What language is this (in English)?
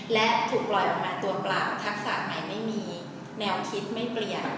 Thai